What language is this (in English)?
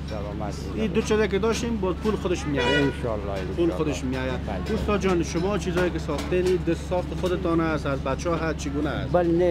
Persian